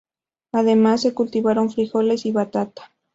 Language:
Spanish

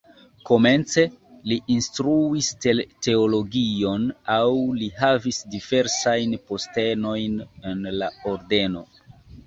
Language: Esperanto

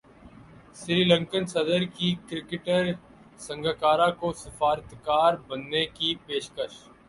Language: Urdu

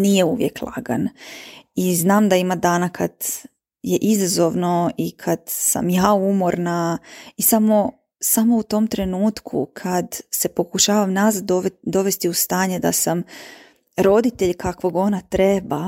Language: Croatian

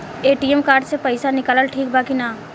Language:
Bhojpuri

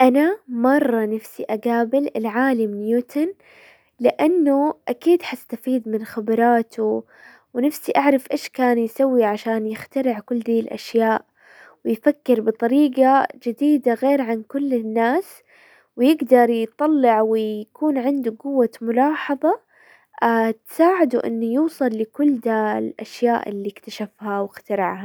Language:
Hijazi Arabic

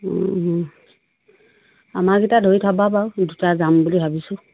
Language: Assamese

